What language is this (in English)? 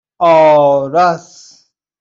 Persian